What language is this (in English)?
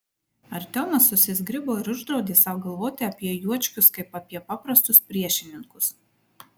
Lithuanian